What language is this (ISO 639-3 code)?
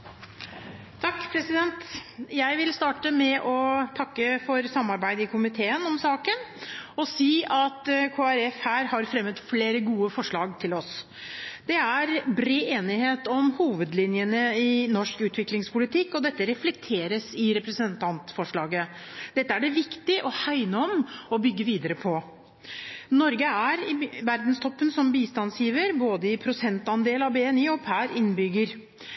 nob